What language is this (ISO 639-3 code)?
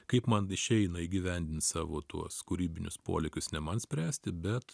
lit